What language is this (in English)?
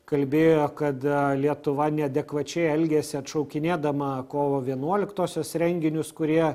Lithuanian